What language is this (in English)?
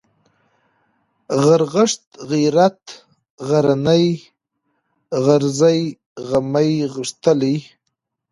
Pashto